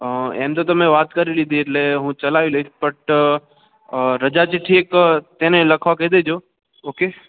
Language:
Gujarati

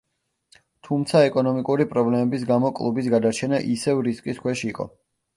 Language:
Georgian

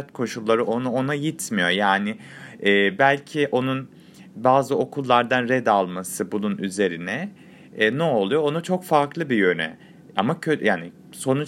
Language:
Turkish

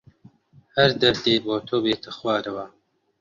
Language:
Central Kurdish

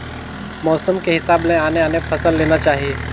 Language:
Chhattisgarhi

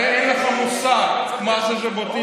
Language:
Hebrew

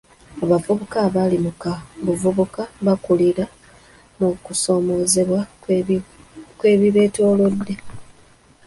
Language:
Ganda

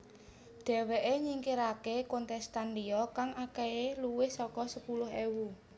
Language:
Javanese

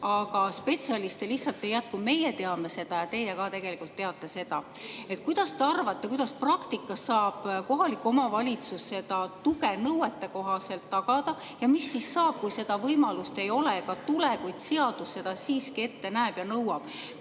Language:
Estonian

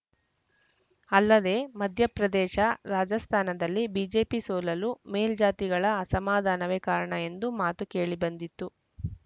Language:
Kannada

